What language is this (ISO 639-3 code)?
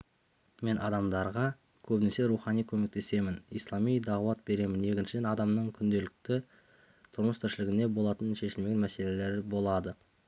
kaz